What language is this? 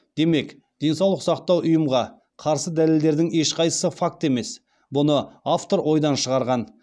Kazakh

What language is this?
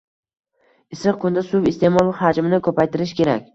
Uzbek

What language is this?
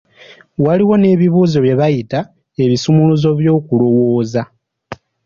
Ganda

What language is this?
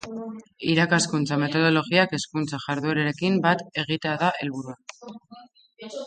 Basque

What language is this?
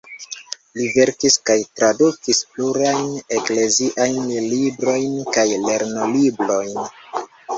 Esperanto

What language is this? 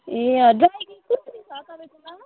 Nepali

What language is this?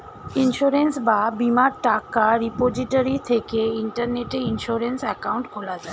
Bangla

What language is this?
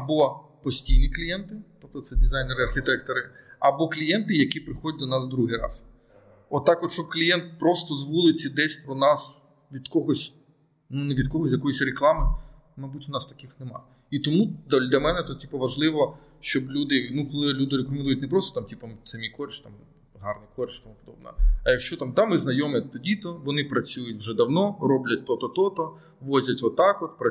Ukrainian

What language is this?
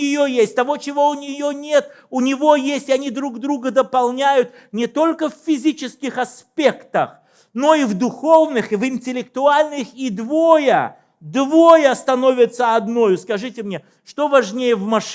Russian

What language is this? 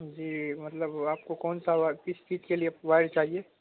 Urdu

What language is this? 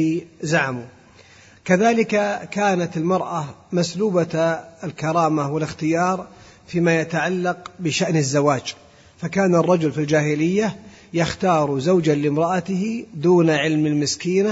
Arabic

